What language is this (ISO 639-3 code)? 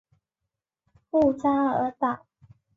zho